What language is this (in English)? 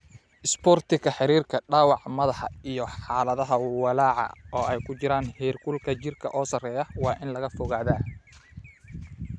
Somali